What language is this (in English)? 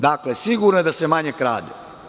Serbian